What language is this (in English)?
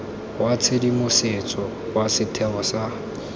Tswana